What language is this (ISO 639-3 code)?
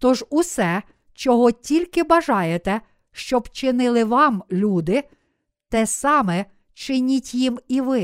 ukr